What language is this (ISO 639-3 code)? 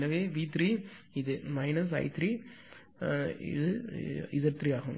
tam